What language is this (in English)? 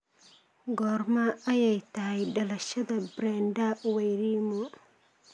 Somali